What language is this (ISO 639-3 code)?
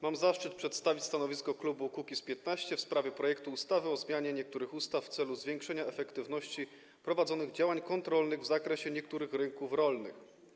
pol